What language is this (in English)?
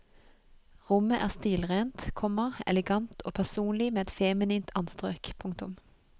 Norwegian